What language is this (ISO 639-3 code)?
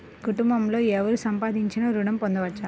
tel